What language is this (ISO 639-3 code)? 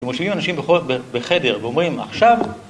heb